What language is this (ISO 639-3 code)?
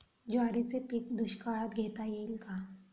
mar